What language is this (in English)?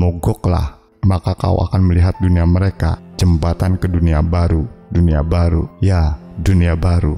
Indonesian